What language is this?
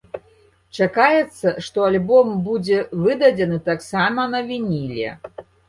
Belarusian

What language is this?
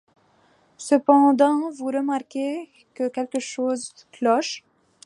French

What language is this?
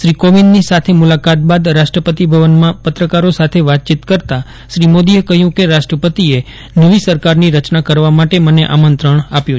Gujarati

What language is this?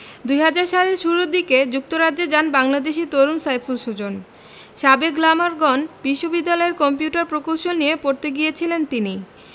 Bangla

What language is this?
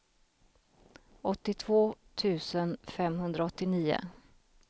Swedish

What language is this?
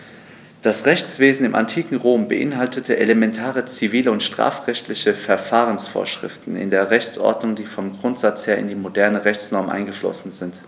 German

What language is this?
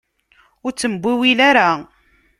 Kabyle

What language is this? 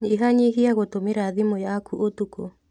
Kikuyu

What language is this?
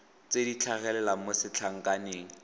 Tswana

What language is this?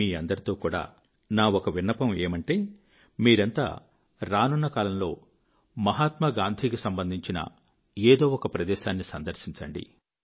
Telugu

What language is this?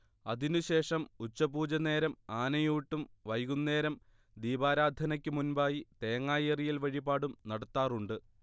Malayalam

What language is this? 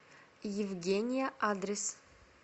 Russian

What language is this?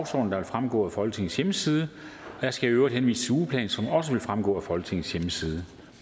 Danish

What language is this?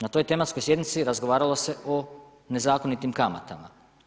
Croatian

